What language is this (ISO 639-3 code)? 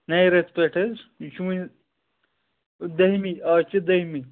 kas